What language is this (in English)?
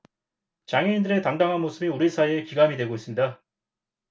Korean